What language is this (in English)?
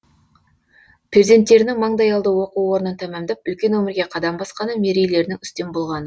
Kazakh